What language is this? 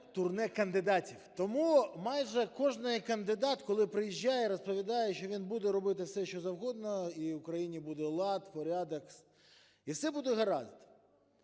Ukrainian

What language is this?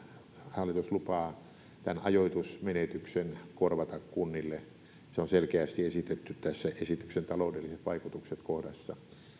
Finnish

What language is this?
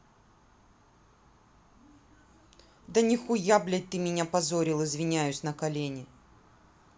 Russian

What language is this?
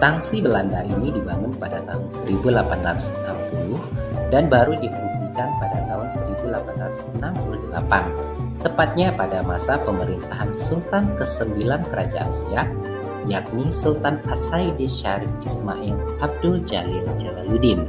Indonesian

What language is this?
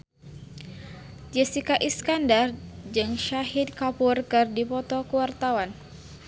Sundanese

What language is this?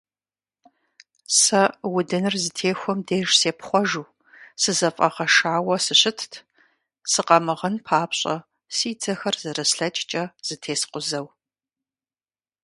Kabardian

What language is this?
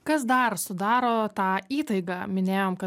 Lithuanian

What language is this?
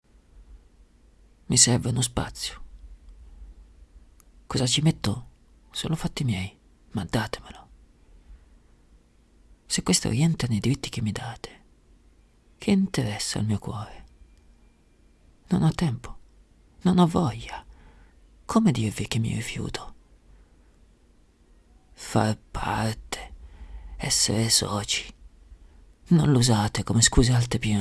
Italian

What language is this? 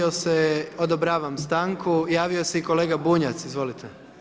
Croatian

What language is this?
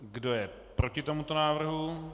Czech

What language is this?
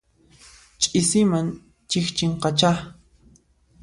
Puno Quechua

